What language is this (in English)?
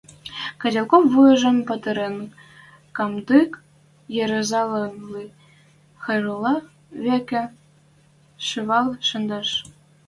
Western Mari